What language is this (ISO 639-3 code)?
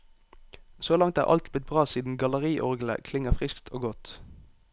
nor